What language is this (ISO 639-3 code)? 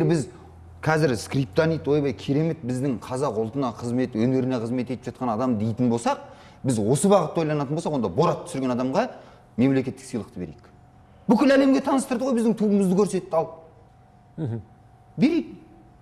kaz